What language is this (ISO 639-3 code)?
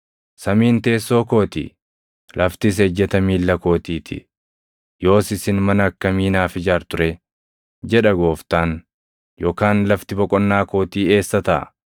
orm